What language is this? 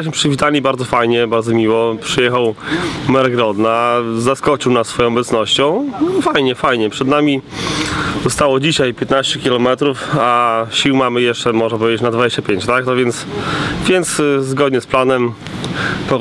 Polish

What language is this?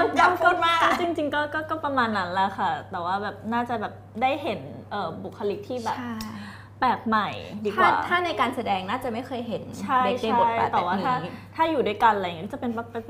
Thai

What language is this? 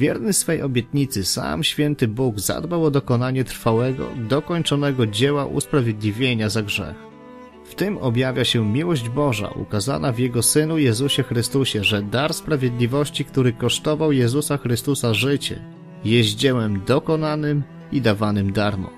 Polish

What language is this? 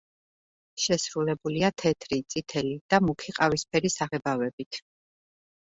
Georgian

